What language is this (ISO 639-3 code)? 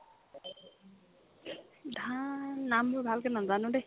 asm